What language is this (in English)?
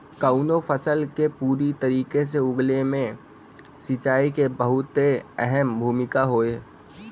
Bhojpuri